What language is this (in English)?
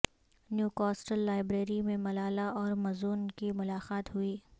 Urdu